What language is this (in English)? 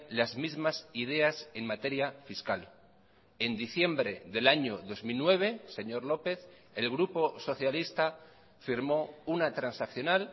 Spanish